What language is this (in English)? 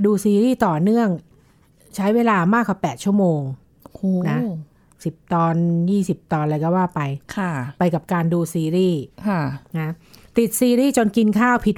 Thai